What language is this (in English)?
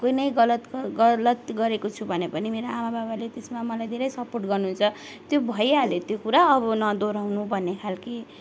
Nepali